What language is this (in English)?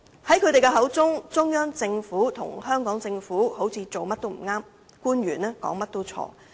Cantonese